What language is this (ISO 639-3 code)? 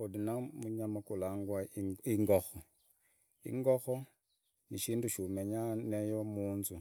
ida